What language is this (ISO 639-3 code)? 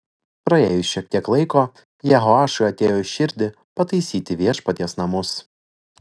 lit